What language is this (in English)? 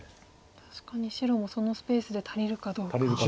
Japanese